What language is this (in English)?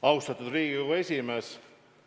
Estonian